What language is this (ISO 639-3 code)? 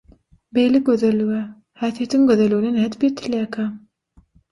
tuk